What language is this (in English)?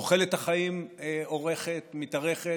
Hebrew